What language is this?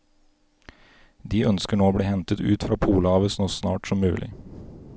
Norwegian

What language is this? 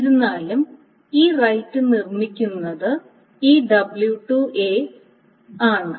Malayalam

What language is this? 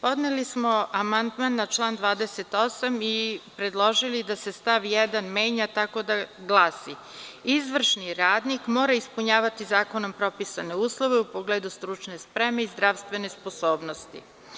Serbian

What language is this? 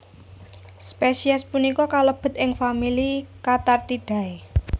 Javanese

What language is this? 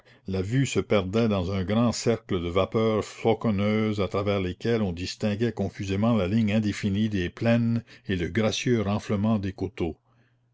French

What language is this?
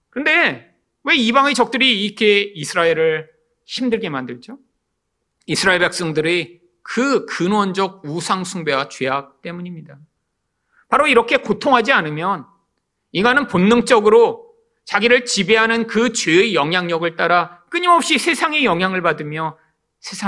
Korean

